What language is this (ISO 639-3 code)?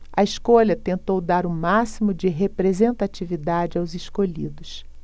por